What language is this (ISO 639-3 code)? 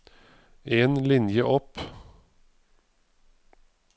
nor